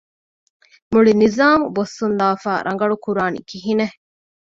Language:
Divehi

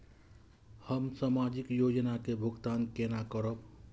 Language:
Maithili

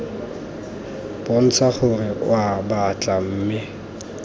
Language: Tswana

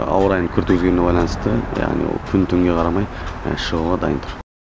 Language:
Kazakh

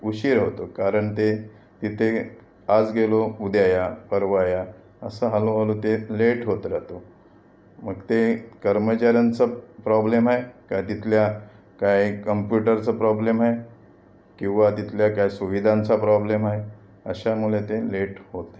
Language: Marathi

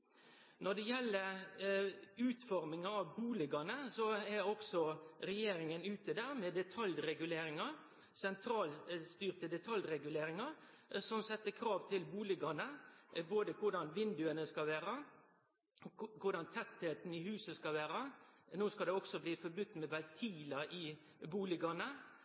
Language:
Norwegian Nynorsk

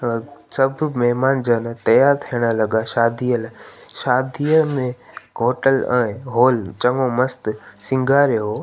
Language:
Sindhi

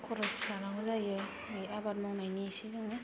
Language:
Bodo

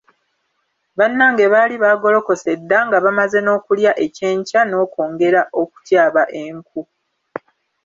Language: Ganda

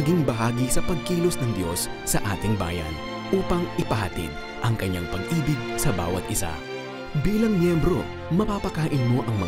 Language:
Filipino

